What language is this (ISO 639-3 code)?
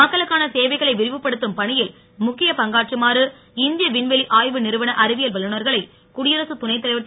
tam